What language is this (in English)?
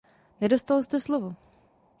Czech